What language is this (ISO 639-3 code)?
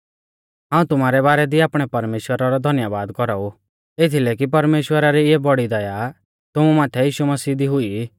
bfz